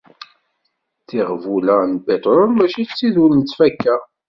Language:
Kabyle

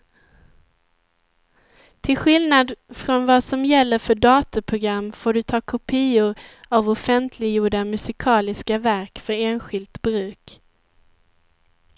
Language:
Swedish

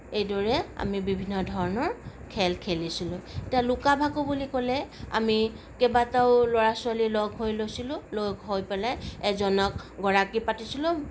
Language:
Assamese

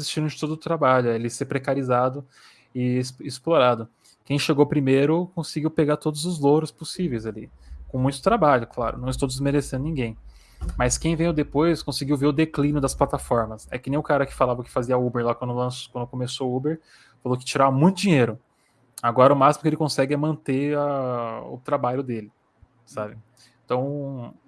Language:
Portuguese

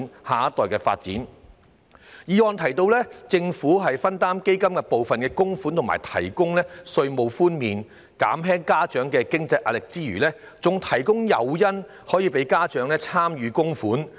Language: Cantonese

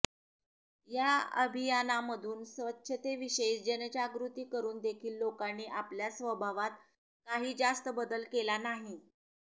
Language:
Marathi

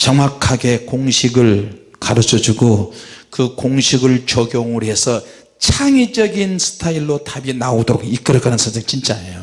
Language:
Korean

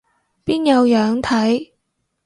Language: Cantonese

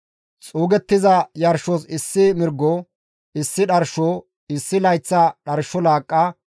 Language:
Gamo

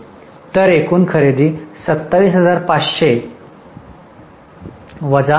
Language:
Marathi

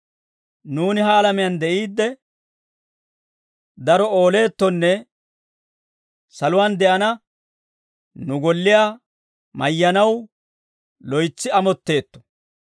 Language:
Dawro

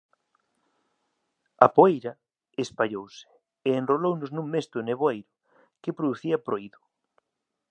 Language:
Galician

